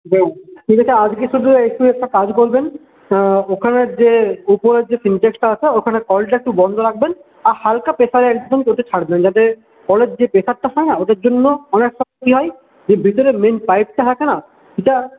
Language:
Bangla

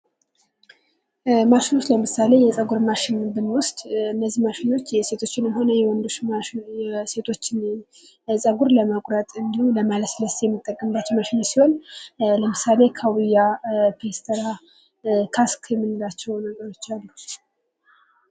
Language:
Amharic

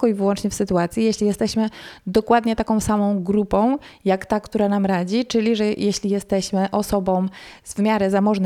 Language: Polish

